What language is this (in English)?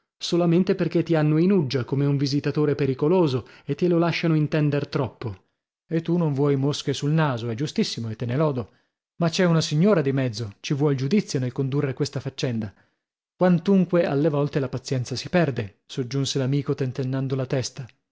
Italian